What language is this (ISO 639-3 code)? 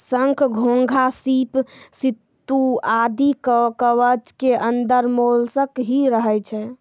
mai